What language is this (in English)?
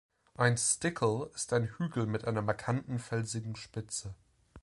German